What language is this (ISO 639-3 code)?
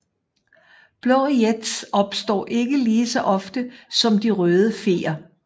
dan